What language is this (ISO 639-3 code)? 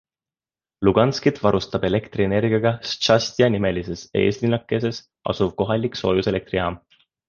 est